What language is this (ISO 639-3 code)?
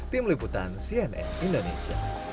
ind